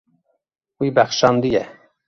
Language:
Kurdish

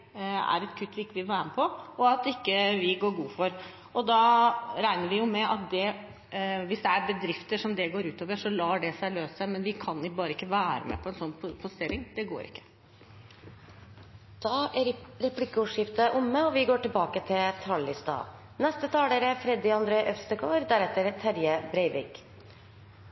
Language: Norwegian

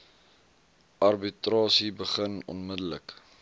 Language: Afrikaans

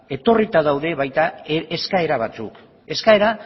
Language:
Basque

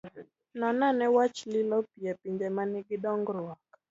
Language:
Luo (Kenya and Tanzania)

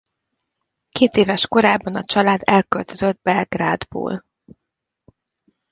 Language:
Hungarian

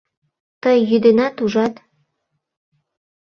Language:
Mari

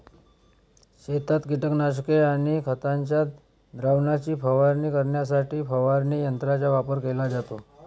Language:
Marathi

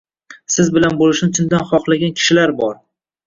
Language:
Uzbek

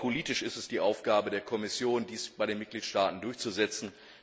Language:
German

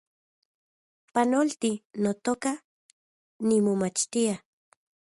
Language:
Central Puebla Nahuatl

